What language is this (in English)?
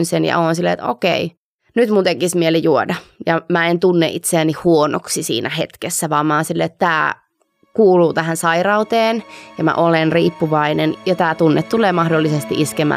Finnish